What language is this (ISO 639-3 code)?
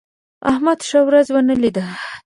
pus